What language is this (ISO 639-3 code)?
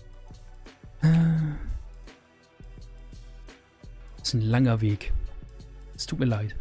deu